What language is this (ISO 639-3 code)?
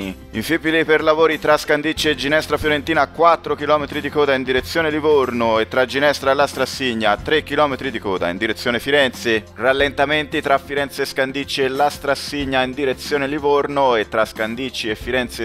ita